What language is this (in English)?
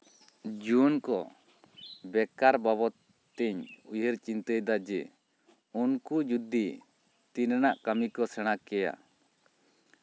Santali